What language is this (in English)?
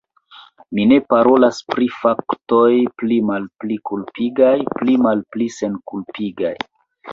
Esperanto